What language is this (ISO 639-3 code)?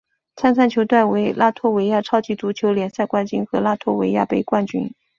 zho